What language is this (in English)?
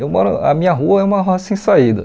Portuguese